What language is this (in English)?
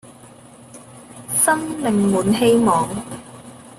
Cantonese